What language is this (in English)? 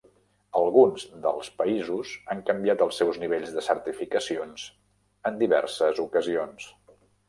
Catalan